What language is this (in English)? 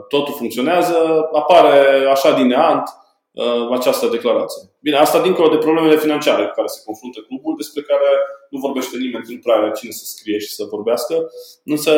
Romanian